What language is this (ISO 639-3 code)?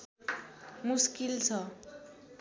nep